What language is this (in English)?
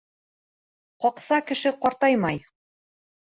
Bashkir